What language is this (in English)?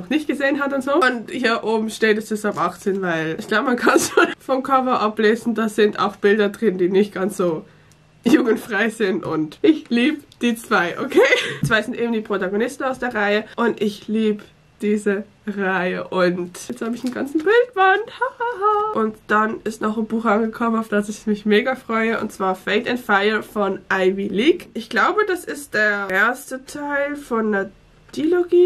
German